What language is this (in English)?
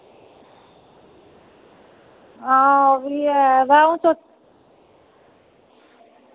Dogri